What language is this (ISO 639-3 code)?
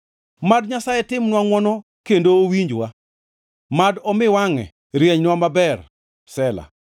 luo